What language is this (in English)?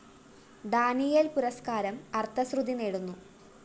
Malayalam